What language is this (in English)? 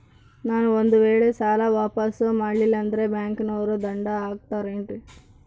Kannada